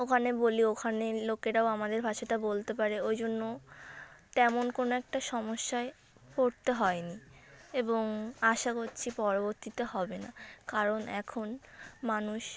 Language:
Bangla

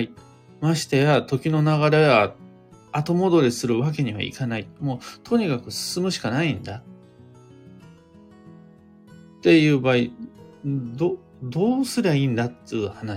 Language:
Japanese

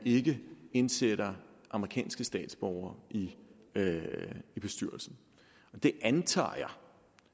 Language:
Danish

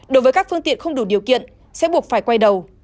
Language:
Vietnamese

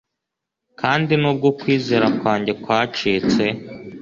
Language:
Kinyarwanda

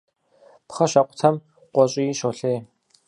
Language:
Kabardian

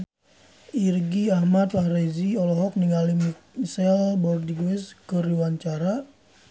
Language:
Sundanese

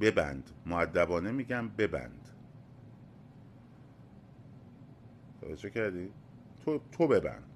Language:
Persian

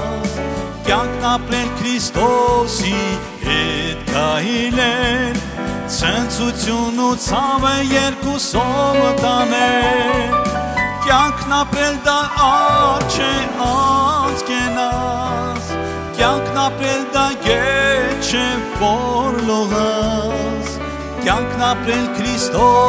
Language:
Turkish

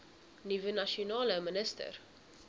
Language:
Afrikaans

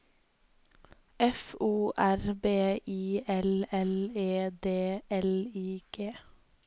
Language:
Norwegian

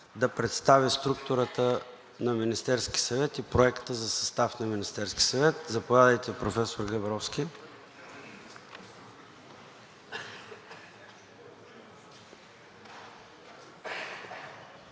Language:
Bulgarian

